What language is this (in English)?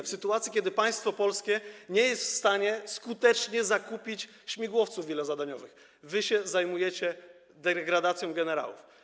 Polish